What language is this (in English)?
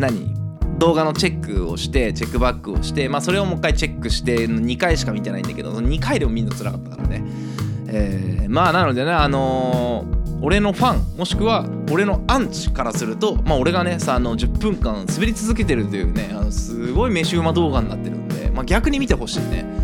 Japanese